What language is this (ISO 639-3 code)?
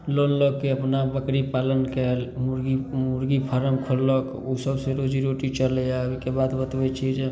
mai